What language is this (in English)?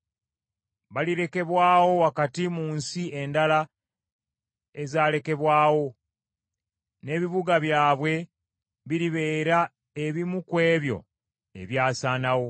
Ganda